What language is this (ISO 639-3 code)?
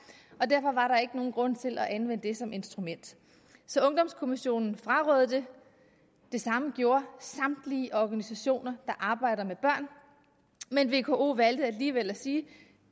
dan